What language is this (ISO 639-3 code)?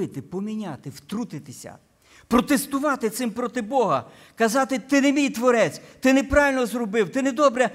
ukr